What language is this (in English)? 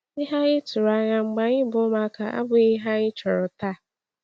Igbo